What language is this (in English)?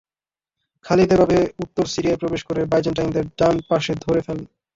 Bangla